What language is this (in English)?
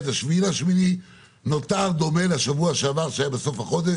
Hebrew